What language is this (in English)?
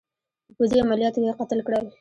Pashto